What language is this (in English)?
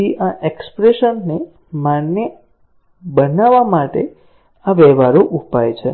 Gujarati